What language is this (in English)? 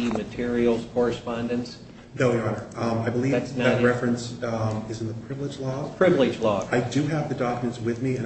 English